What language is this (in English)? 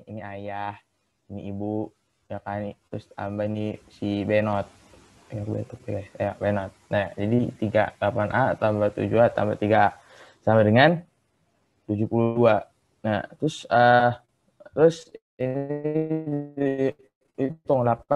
Indonesian